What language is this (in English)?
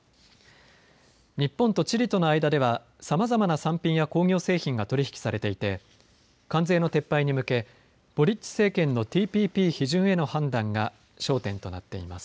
Japanese